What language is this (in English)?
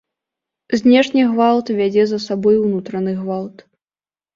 Belarusian